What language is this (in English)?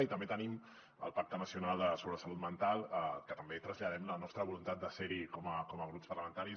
Catalan